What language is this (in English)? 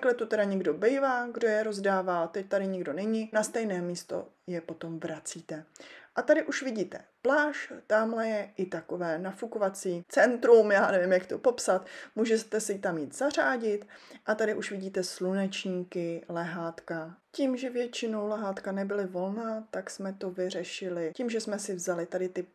Czech